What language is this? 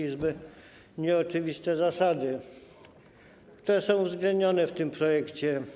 Polish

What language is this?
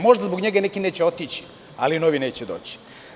Serbian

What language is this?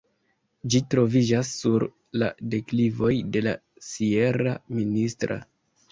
Esperanto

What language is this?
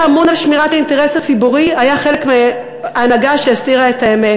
Hebrew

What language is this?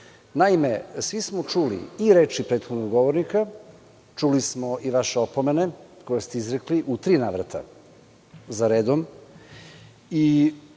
Serbian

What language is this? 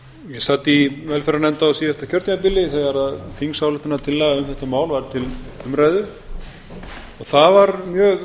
Icelandic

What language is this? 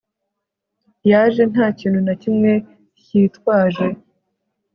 Kinyarwanda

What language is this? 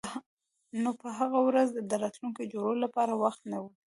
Pashto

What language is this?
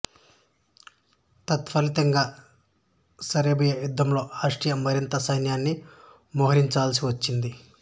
Telugu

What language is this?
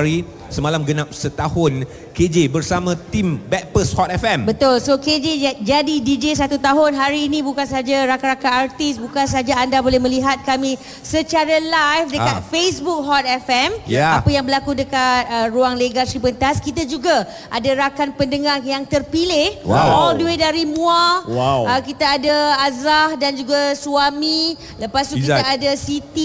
Malay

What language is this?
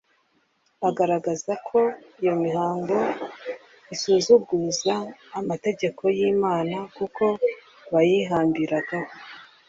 Kinyarwanda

